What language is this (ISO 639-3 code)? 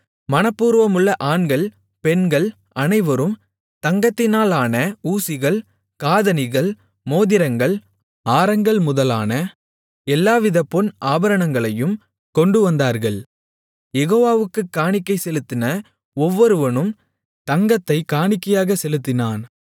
tam